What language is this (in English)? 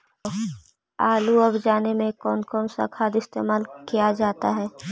Magahi